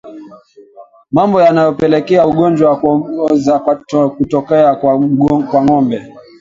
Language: Swahili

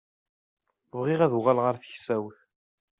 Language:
Kabyle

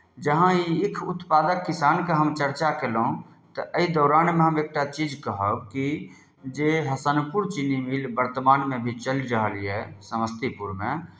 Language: Maithili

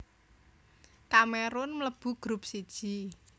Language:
Javanese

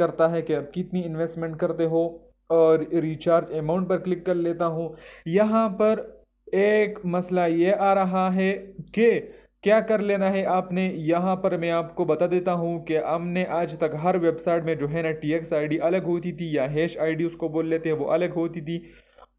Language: Hindi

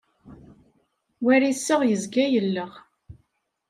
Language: Kabyle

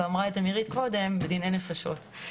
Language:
Hebrew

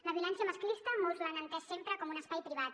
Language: Catalan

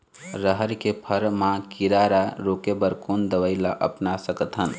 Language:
Chhattisgarhi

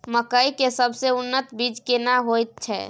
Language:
Maithili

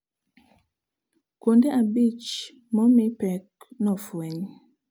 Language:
Luo (Kenya and Tanzania)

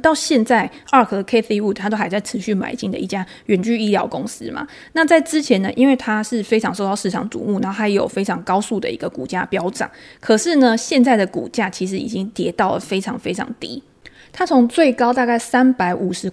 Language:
Chinese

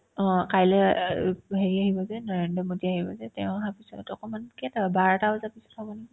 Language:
Assamese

